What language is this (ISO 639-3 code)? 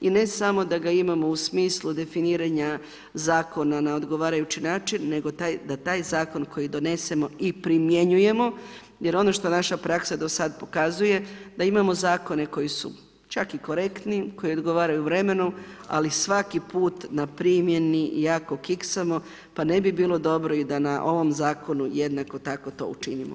hrv